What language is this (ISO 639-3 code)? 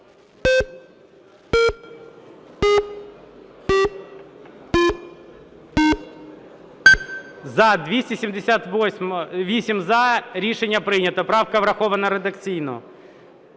ukr